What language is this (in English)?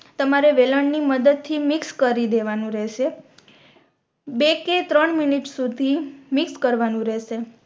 Gujarati